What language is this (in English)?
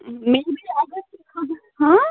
Kashmiri